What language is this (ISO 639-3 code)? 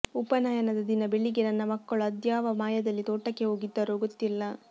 kan